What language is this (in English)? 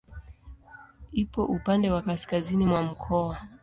Swahili